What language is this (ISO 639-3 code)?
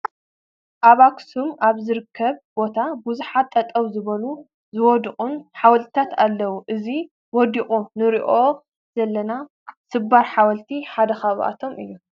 tir